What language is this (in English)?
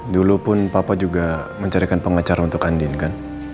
Indonesian